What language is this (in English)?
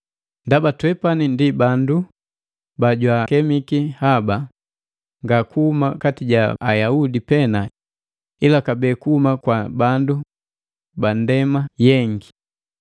Matengo